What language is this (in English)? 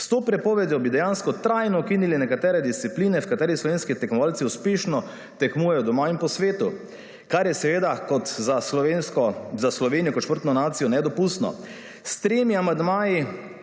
Slovenian